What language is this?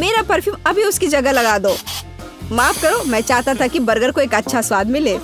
Hindi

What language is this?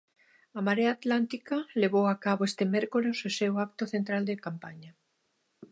Galician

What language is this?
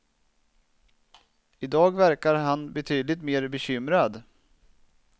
Swedish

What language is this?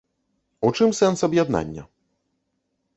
Belarusian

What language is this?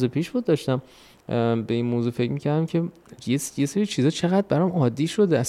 Persian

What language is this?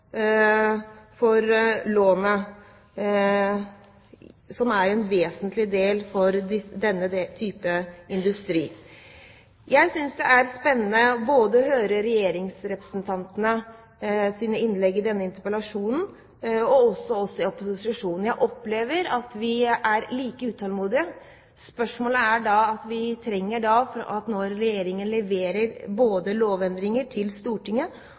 Norwegian Bokmål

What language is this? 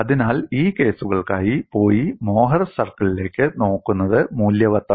Malayalam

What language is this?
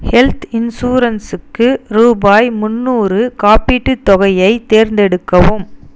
Tamil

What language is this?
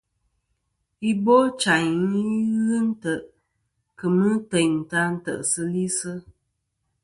Kom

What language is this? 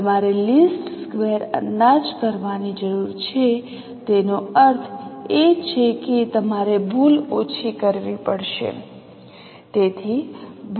Gujarati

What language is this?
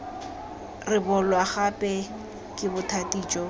Tswana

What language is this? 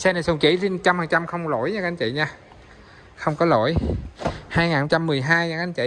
Vietnamese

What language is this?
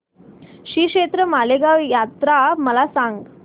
Marathi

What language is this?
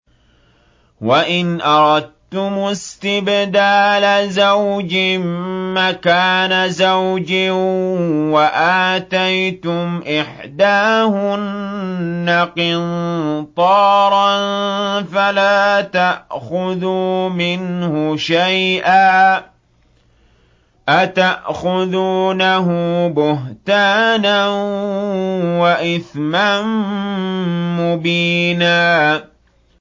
Arabic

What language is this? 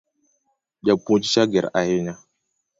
Luo (Kenya and Tanzania)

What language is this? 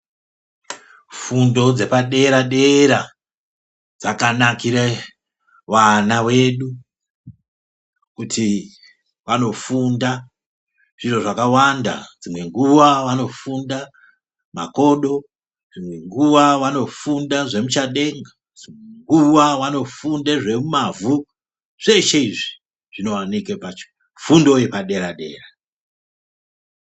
Ndau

